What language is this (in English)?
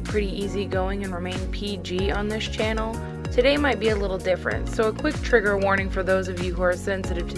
English